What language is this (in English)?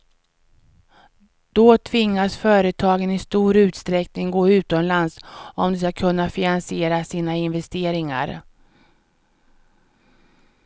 Swedish